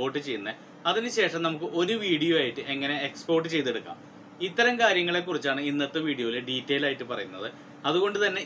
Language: Romanian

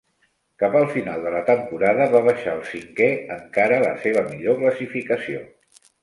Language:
Catalan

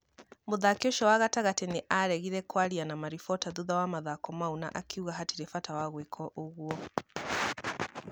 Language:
Kikuyu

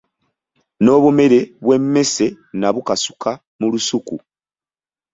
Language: Ganda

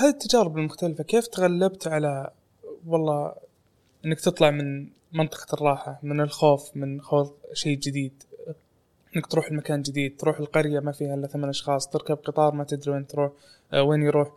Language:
Arabic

